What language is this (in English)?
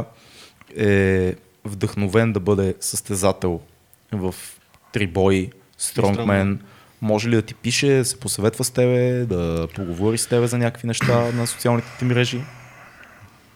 Bulgarian